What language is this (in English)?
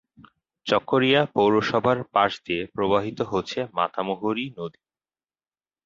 Bangla